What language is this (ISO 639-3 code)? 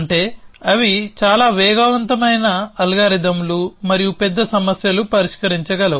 tel